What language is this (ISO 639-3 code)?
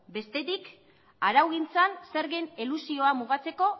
eus